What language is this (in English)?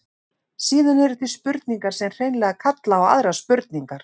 Icelandic